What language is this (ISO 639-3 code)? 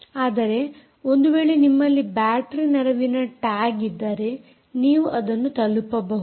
kan